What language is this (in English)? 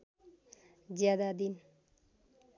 Nepali